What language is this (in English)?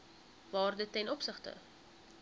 Afrikaans